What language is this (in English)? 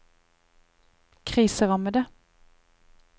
Norwegian